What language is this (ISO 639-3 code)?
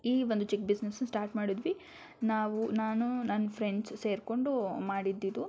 kan